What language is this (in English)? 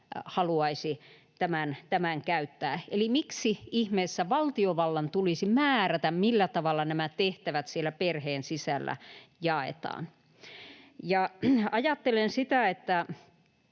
Finnish